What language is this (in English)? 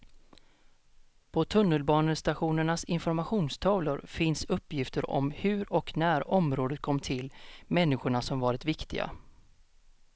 Swedish